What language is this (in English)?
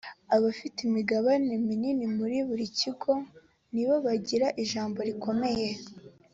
Kinyarwanda